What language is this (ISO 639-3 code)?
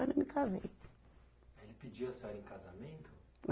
por